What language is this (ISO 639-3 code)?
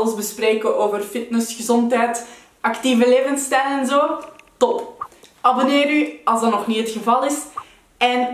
nld